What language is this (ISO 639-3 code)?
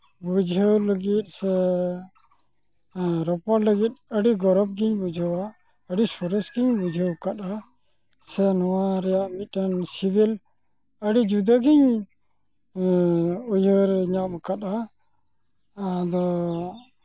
sat